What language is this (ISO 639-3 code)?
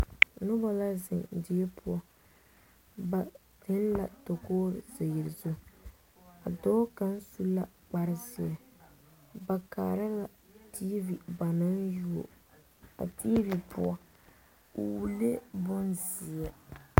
dga